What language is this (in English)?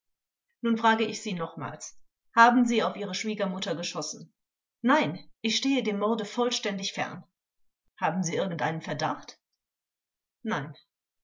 German